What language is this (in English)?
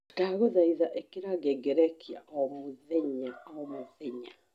Kikuyu